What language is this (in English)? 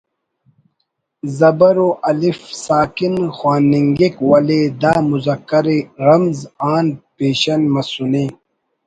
Brahui